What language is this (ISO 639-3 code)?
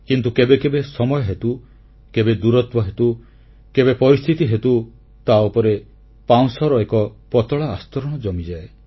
ori